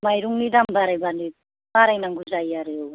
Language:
Bodo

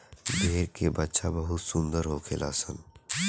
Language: Bhojpuri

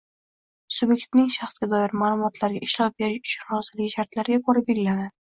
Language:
Uzbek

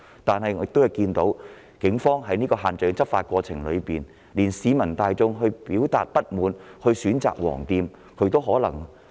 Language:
Cantonese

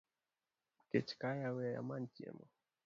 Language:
Luo (Kenya and Tanzania)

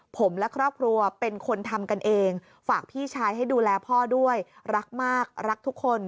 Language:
Thai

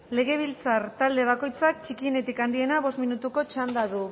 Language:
Basque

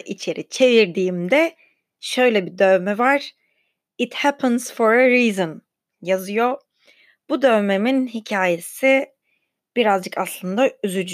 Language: Turkish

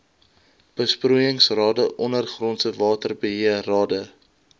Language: Afrikaans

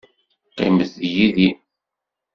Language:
Kabyle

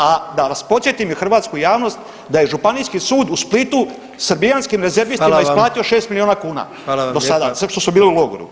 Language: Croatian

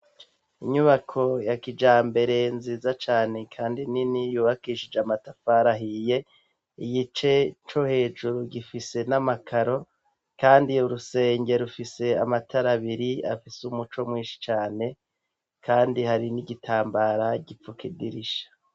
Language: Rundi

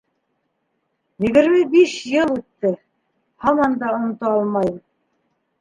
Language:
Bashkir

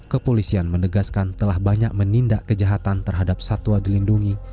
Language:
Indonesian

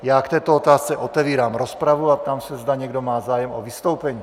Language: Czech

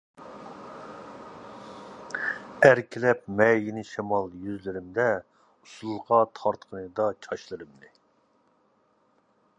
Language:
Uyghur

